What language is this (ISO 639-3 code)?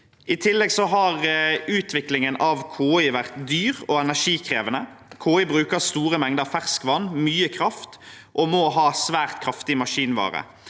nor